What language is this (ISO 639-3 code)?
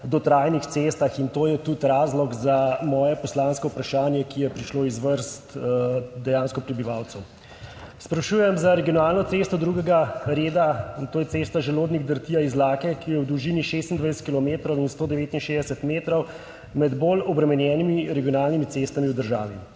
slv